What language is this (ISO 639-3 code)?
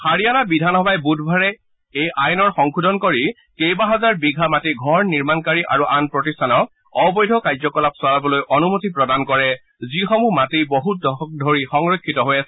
asm